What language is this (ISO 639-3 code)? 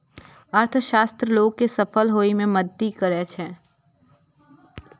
mai